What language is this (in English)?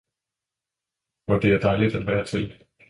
Danish